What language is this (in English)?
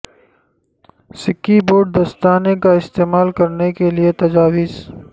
Urdu